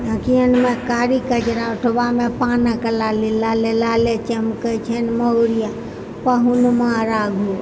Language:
Maithili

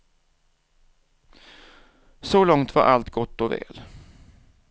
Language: Swedish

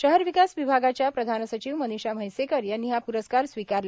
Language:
Marathi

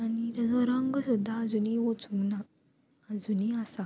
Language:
Konkani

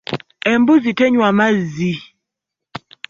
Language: Ganda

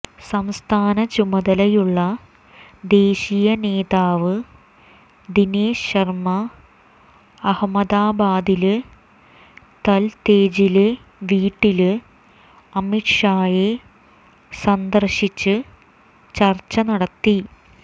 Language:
Malayalam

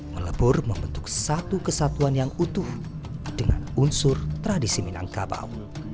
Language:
Indonesian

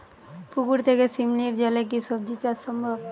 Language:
Bangla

